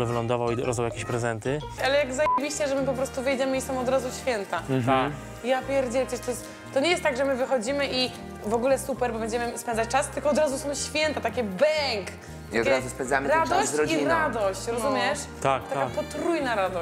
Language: Polish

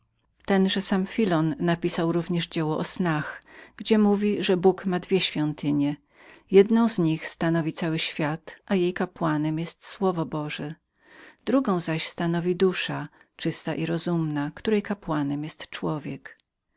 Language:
Polish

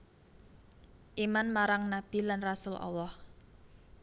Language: Javanese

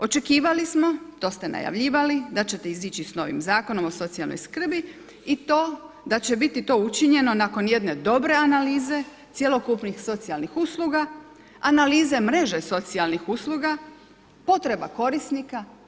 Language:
Croatian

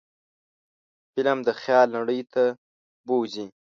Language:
Pashto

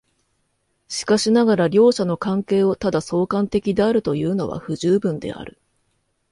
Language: Japanese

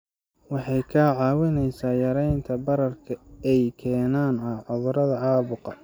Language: Somali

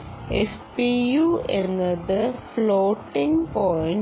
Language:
Malayalam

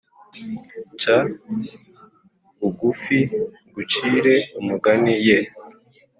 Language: Kinyarwanda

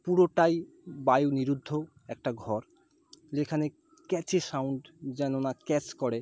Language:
Bangla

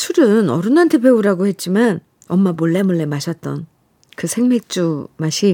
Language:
Korean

